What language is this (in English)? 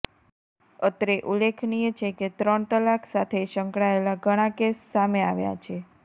Gujarati